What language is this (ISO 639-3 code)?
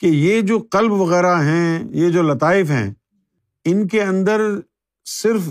urd